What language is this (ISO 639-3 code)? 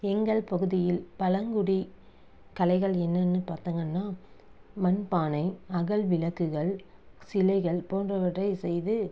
tam